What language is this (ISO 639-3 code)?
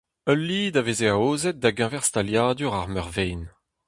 bre